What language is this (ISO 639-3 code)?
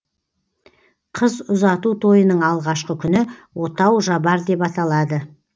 kaz